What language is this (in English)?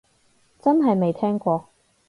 Cantonese